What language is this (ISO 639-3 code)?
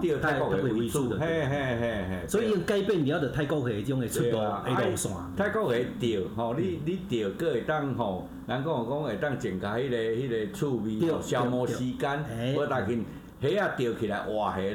zho